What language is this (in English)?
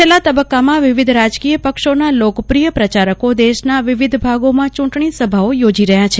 Gujarati